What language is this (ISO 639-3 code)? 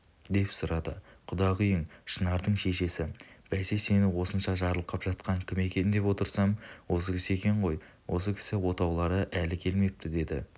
kaz